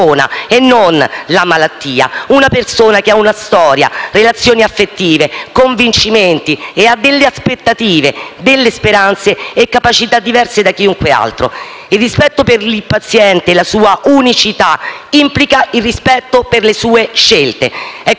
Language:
Italian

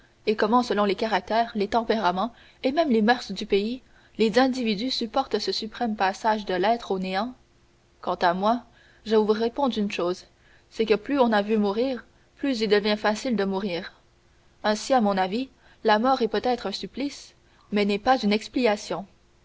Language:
French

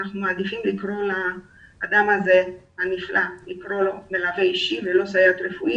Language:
Hebrew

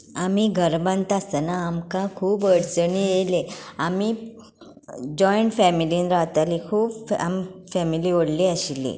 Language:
Konkani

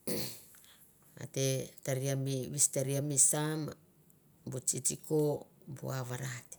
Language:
Mandara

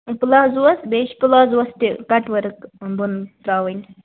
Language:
Kashmiri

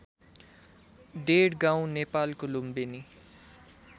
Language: Nepali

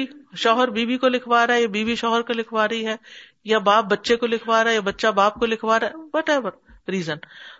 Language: Urdu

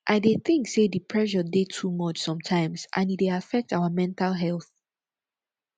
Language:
Nigerian Pidgin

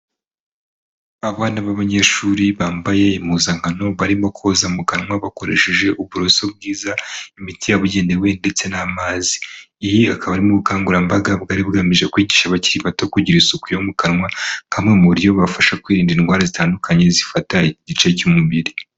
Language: Kinyarwanda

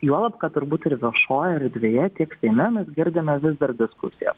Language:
Lithuanian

